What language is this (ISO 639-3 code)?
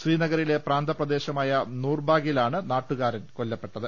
mal